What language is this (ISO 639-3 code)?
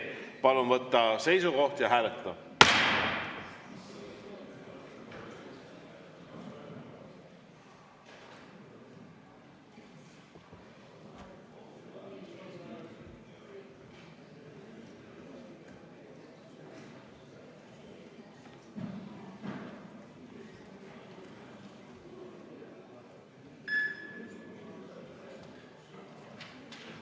est